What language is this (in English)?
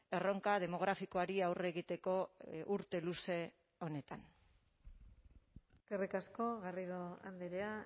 Basque